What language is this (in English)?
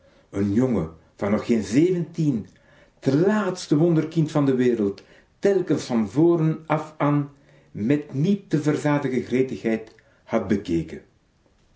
Dutch